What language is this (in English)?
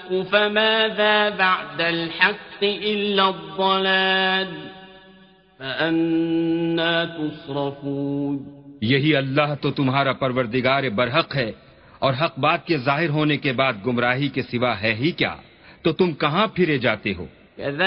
Arabic